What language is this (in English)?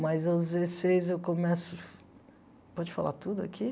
Portuguese